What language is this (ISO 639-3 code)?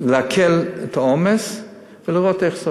heb